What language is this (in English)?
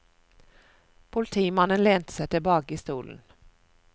Norwegian